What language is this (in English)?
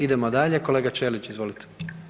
Croatian